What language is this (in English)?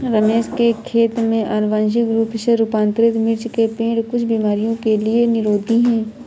Hindi